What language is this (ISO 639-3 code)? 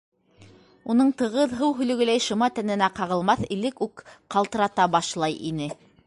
bak